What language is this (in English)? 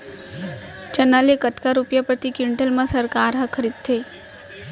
Chhattisgarhi